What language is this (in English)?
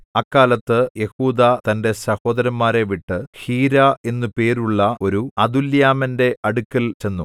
Malayalam